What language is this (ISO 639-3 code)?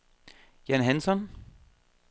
dan